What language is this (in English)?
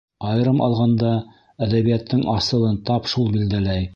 Bashkir